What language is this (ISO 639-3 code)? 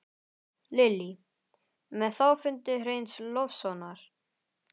isl